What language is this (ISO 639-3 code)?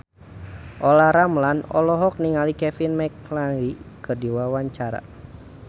sun